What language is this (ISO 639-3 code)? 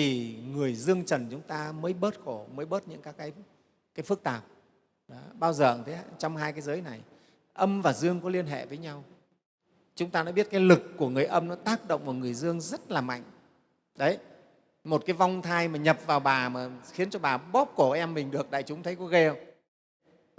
vie